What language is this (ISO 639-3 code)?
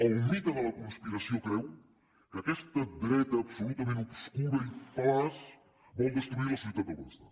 cat